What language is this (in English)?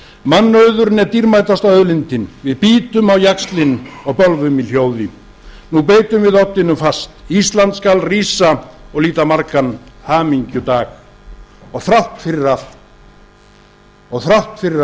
Icelandic